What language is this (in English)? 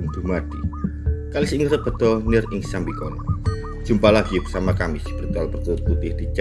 Indonesian